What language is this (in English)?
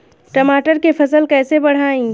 Bhojpuri